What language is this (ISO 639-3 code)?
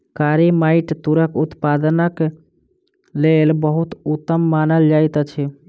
mai